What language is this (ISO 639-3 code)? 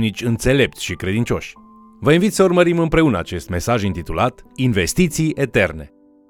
ron